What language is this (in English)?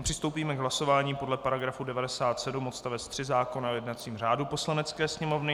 Czech